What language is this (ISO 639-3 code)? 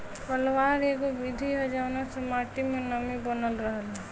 bho